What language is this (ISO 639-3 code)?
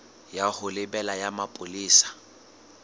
sot